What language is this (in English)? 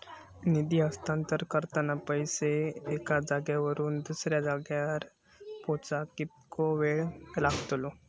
Marathi